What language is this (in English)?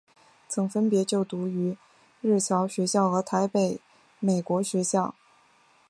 Chinese